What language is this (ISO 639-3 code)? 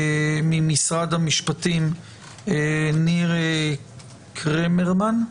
heb